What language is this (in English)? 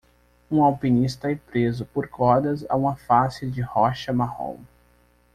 Portuguese